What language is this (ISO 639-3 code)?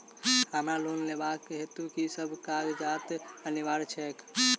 mai